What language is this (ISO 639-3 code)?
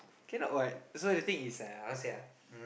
eng